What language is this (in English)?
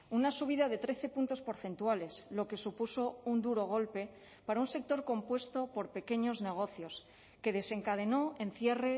Spanish